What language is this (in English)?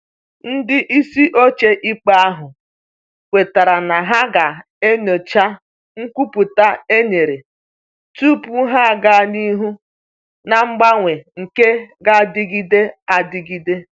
Igbo